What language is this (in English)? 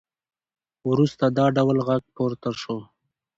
Pashto